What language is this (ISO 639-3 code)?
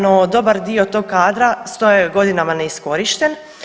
hrv